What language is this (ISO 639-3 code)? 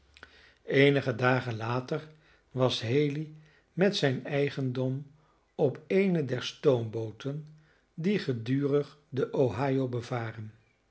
nld